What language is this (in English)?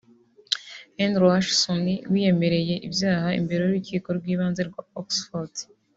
Kinyarwanda